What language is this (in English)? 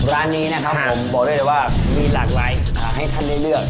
Thai